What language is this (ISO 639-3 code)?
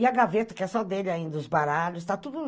por